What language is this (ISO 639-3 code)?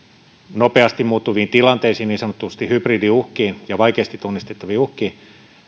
fin